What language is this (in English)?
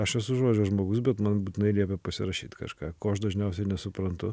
Lithuanian